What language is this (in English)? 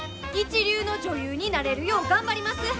Japanese